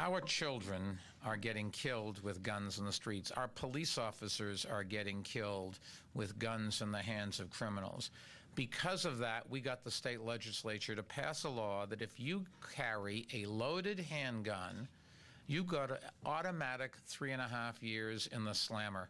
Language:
Swedish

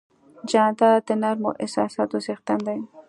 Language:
Pashto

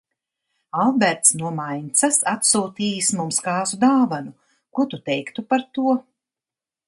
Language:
Latvian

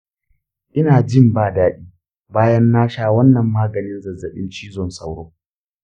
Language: Hausa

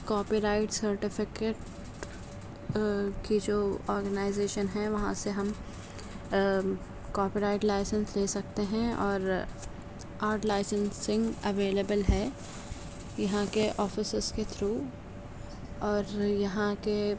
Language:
Urdu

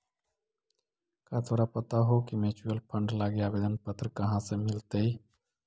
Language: Magahi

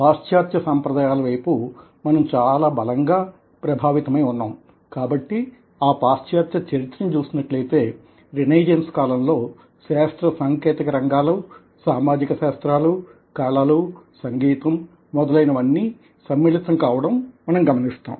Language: Telugu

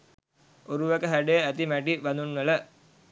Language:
Sinhala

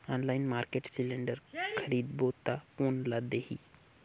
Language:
Chhattisgarhi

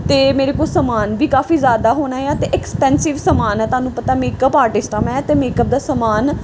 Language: Punjabi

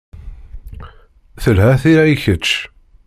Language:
Kabyle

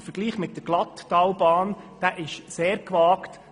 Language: Swiss German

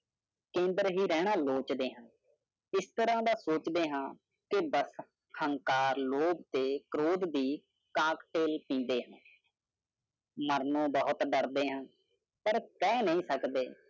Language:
Punjabi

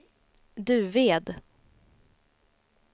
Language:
Swedish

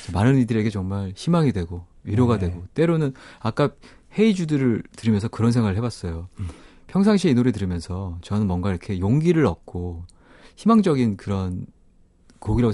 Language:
Korean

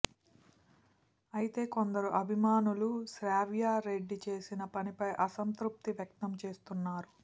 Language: Telugu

